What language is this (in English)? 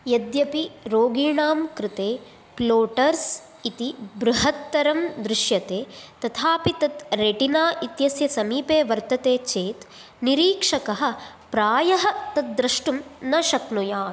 Sanskrit